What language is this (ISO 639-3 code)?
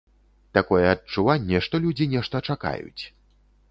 bel